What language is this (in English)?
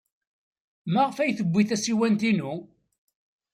Kabyle